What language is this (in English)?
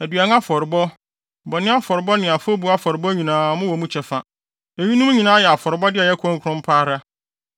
Akan